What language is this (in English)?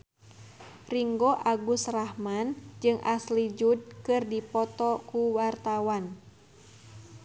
Sundanese